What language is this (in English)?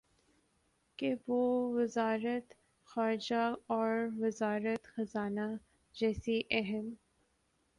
Urdu